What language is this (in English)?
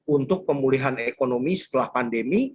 Indonesian